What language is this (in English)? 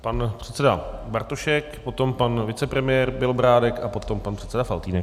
Czech